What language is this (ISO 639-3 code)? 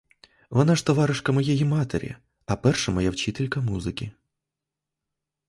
ukr